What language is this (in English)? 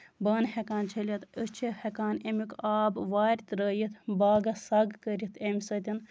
Kashmiri